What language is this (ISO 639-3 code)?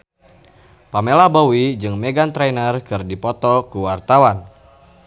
sun